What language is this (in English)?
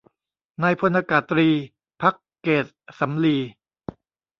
Thai